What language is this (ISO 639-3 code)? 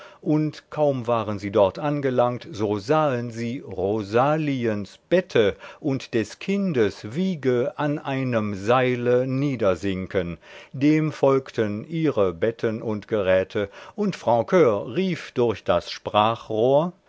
deu